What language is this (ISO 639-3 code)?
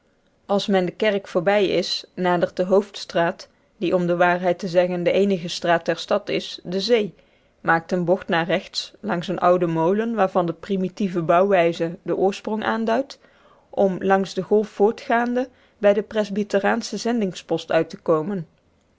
nld